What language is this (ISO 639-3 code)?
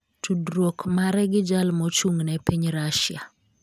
luo